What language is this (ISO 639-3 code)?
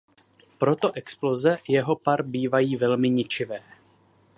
ces